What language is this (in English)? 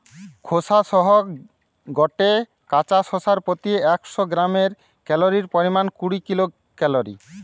Bangla